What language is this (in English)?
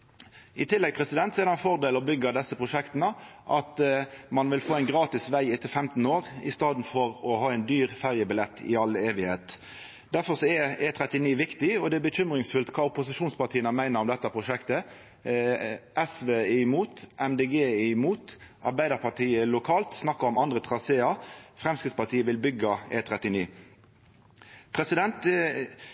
Norwegian Nynorsk